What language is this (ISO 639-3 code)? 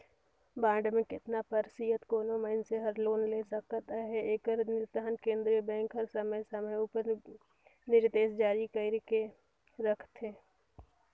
hne